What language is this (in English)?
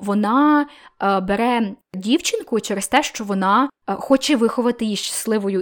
Ukrainian